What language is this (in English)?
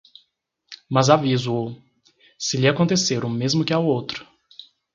Portuguese